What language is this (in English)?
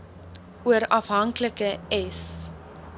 Afrikaans